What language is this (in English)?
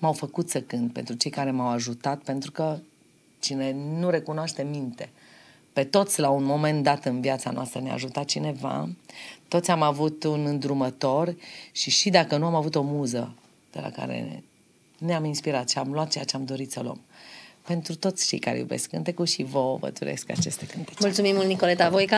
Romanian